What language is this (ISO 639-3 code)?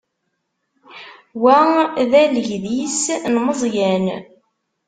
kab